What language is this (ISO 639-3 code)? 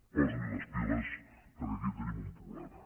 cat